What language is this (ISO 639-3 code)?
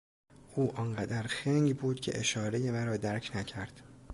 fas